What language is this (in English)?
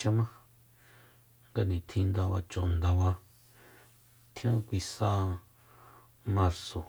Soyaltepec Mazatec